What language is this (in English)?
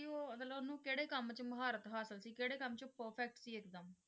Punjabi